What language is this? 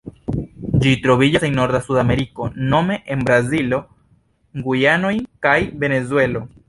Esperanto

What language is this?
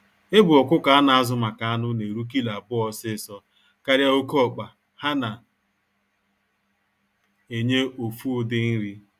Igbo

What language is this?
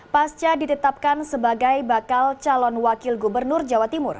Indonesian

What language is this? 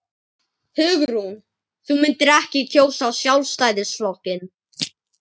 Icelandic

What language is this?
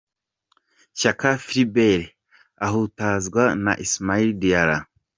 Kinyarwanda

